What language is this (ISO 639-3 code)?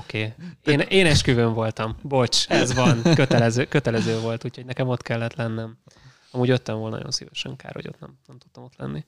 hun